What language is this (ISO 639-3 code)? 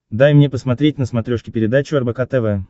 rus